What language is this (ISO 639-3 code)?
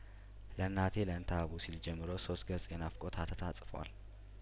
amh